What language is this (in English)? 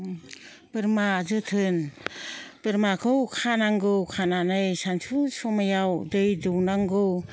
Bodo